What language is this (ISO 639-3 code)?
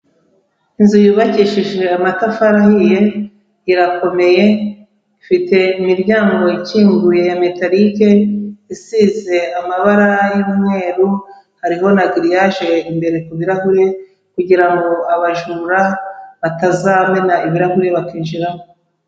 kin